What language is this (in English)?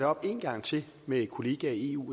Danish